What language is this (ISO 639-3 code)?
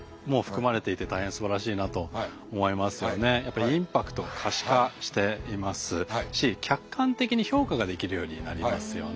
jpn